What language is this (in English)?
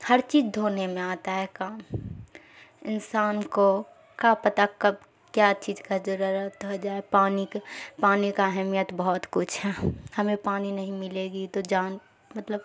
Urdu